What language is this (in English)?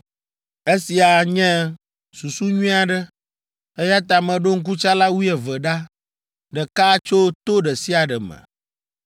Ewe